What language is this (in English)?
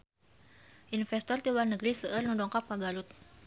Sundanese